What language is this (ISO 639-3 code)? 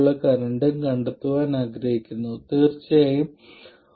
mal